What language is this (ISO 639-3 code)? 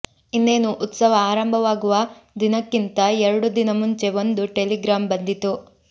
kan